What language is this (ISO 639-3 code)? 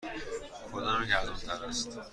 fas